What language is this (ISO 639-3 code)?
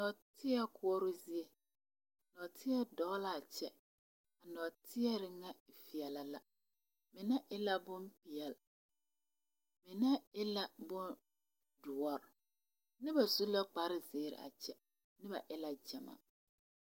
dga